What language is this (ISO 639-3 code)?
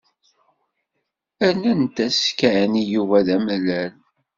kab